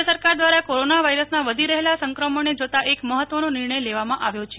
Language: Gujarati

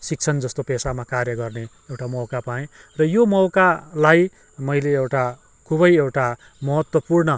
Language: Nepali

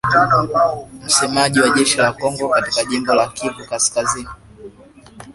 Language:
Swahili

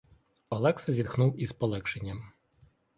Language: Ukrainian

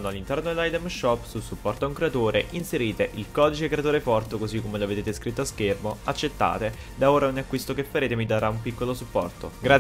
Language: Italian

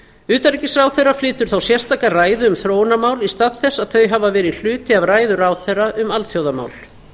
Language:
Icelandic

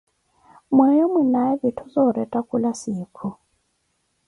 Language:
Koti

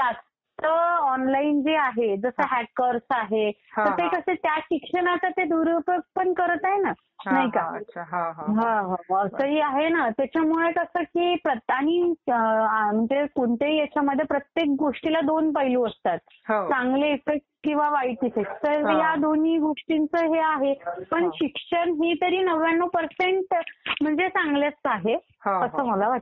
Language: Marathi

